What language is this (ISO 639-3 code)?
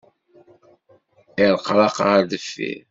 kab